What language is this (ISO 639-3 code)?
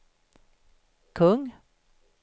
swe